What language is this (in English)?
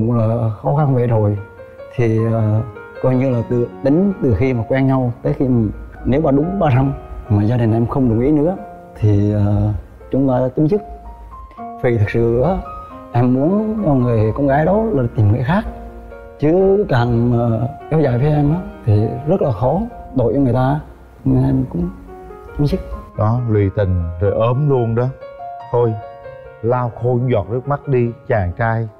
Vietnamese